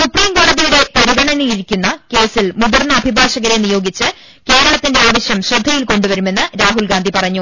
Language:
Malayalam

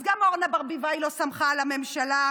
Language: Hebrew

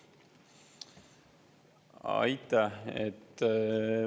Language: Estonian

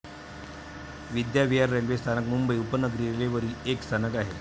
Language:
Marathi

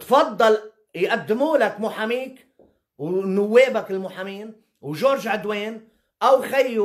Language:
Arabic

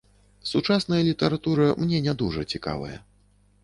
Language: Belarusian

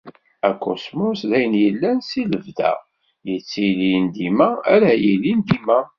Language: Kabyle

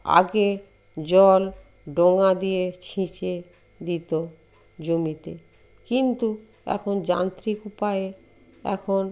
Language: Bangla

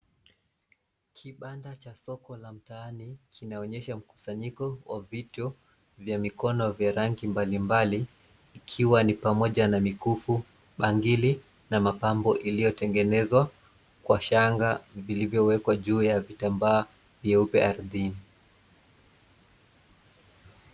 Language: Swahili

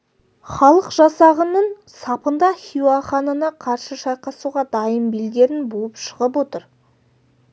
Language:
Kazakh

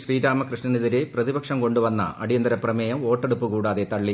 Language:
Malayalam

